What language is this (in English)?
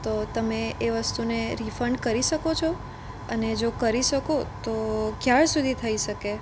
Gujarati